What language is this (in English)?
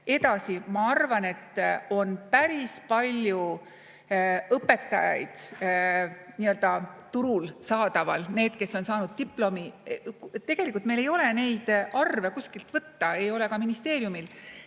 Estonian